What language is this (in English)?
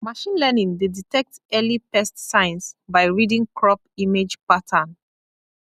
Nigerian Pidgin